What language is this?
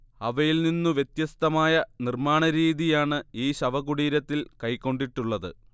Malayalam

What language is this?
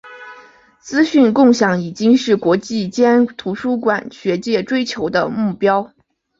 Chinese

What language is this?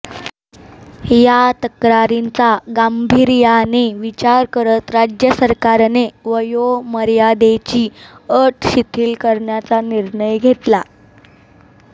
Marathi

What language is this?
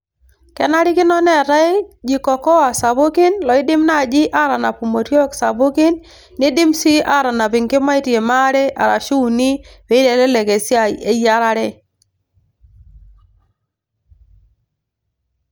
Masai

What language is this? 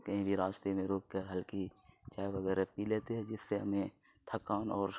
Urdu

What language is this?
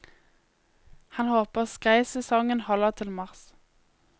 Norwegian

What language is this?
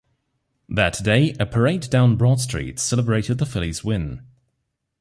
English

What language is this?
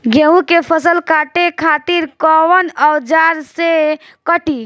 Bhojpuri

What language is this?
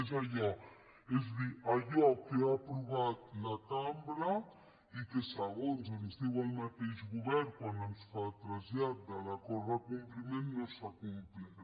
Catalan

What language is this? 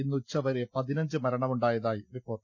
Malayalam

